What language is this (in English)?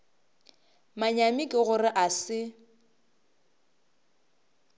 Northern Sotho